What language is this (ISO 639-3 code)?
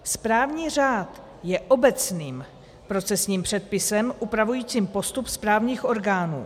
ces